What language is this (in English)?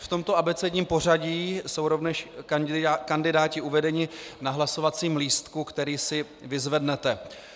Czech